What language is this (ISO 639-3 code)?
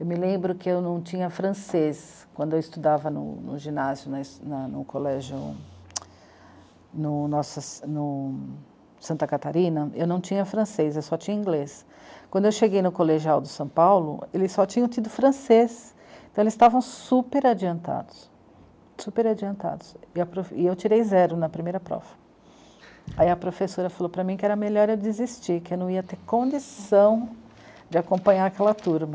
por